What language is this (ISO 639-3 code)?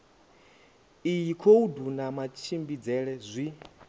ven